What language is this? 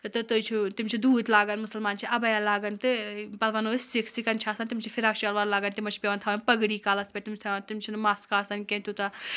Kashmiri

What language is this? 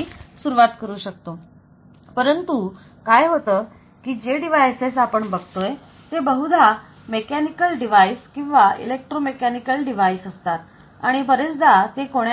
Marathi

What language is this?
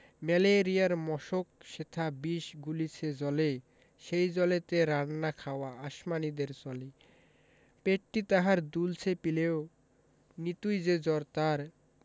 Bangla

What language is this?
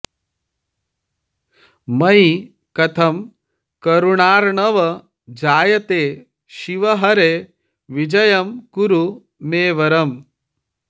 Sanskrit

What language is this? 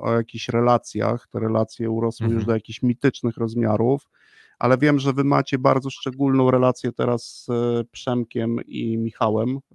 Polish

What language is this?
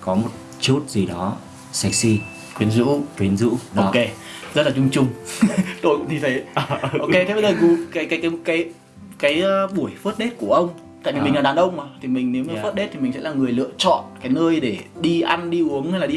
Vietnamese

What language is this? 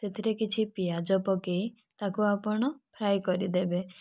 Odia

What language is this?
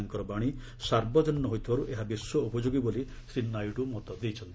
Odia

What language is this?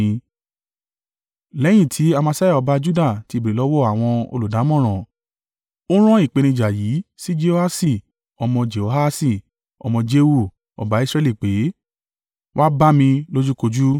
Yoruba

